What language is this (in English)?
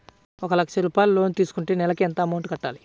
Telugu